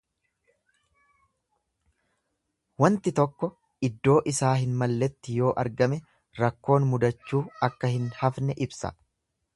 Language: Oromo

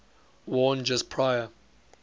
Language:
English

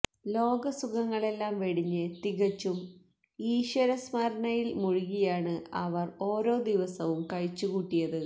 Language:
Malayalam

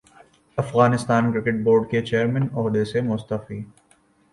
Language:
Urdu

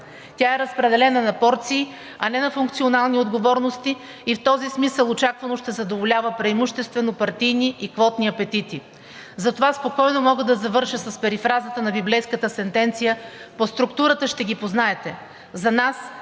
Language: Bulgarian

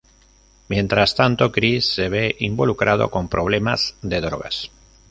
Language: Spanish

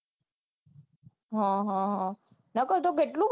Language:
Gujarati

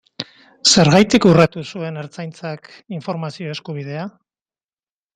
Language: Basque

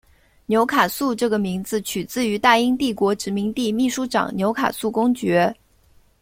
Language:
Chinese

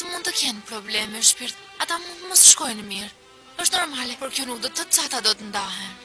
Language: Romanian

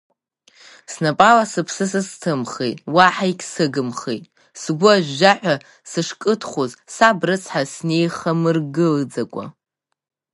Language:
Abkhazian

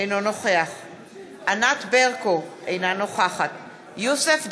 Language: Hebrew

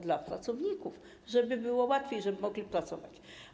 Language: Polish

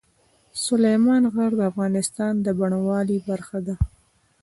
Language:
Pashto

